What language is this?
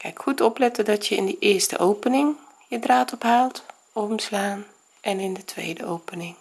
Dutch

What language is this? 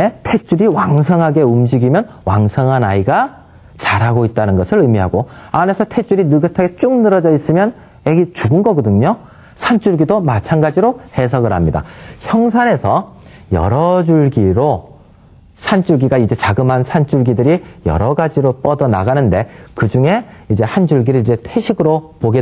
Korean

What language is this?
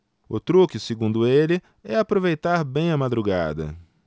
Portuguese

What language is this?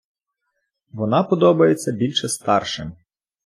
Ukrainian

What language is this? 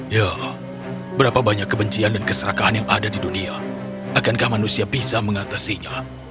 Indonesian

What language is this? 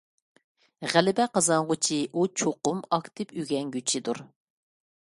Uyghur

